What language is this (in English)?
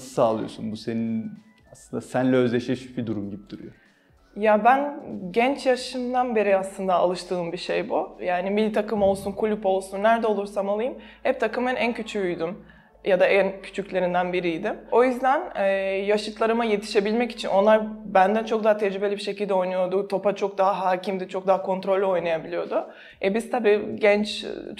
Turkish